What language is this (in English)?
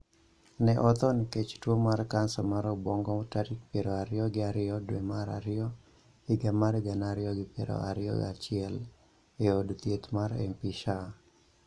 Luo (Kenya and Tanzania)